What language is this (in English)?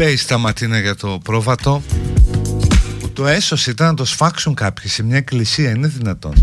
Greek